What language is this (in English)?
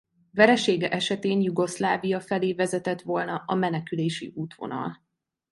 Hungarian